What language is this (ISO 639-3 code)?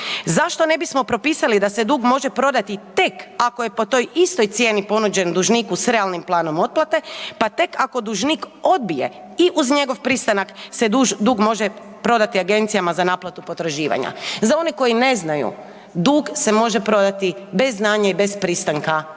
hrv